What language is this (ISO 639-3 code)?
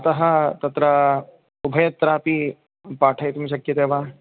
san